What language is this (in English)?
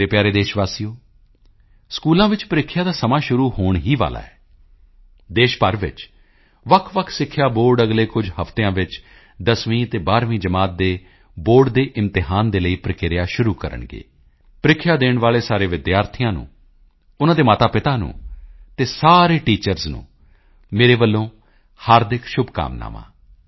Punjabi